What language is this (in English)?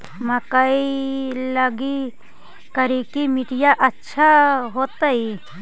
Magahi